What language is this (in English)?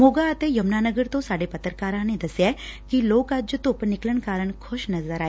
Punjabi